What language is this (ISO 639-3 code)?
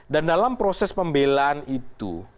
ind